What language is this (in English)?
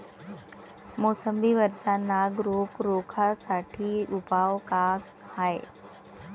Marathi